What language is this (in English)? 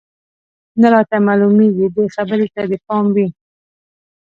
Pashto